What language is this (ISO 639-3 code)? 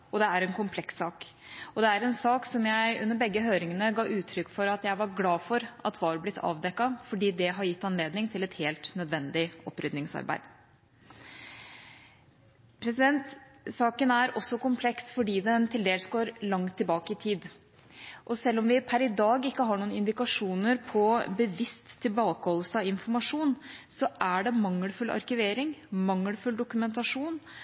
nob